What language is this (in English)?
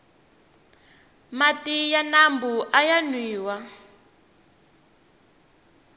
Tsonga